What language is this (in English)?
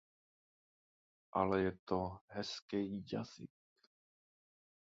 Czech